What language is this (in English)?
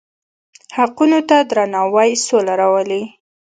Pashto